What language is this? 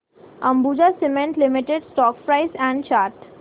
Marathi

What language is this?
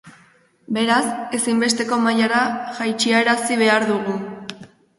Basque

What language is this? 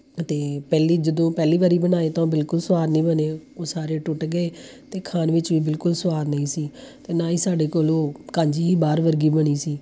Punjabi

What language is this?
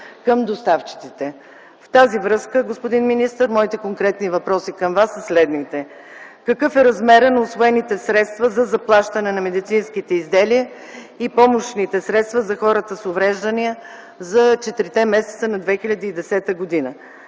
Bulgarian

